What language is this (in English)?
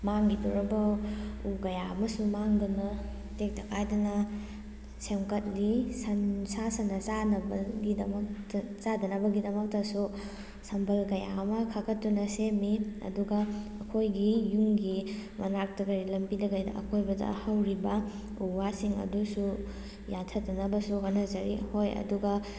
Manipuri